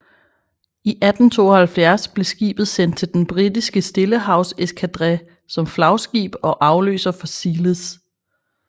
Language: Danish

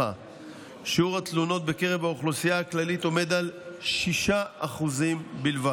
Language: Hebrew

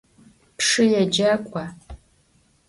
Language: Adyghe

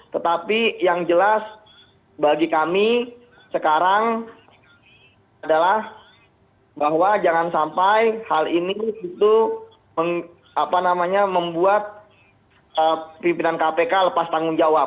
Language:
Indonesian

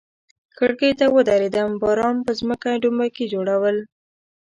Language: Pashto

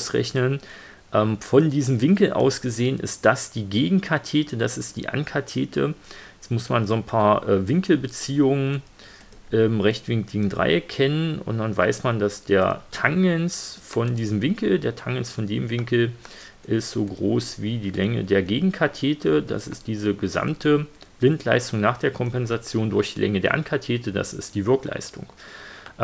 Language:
German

